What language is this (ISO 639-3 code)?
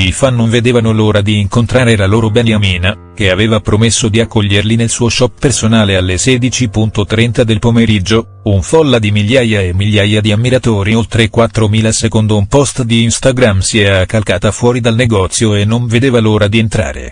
ita